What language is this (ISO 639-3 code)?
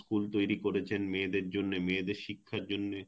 ben